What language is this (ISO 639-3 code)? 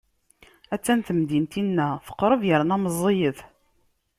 kab